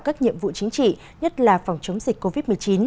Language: Vietnamese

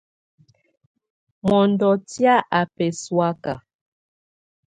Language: Tunen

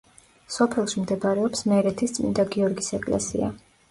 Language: Georgian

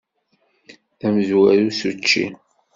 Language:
Kabyle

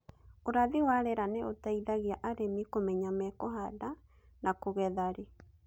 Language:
Kikuyu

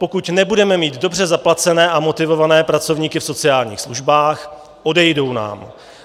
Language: Czech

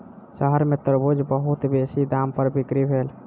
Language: Maithili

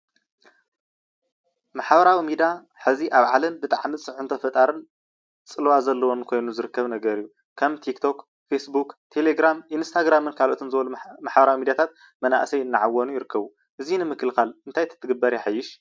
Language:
Tigrinya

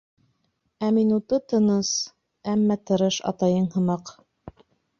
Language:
Bashkir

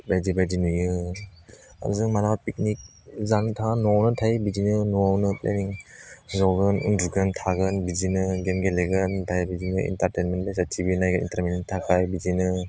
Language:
Bodo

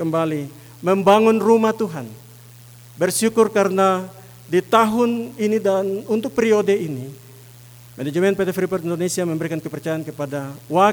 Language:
Indonesian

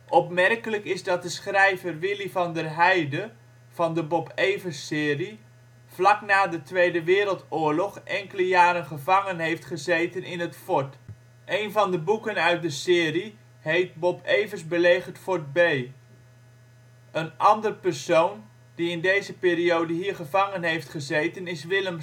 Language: Dutch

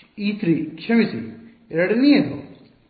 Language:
Kannada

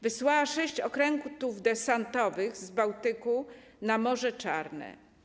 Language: Polish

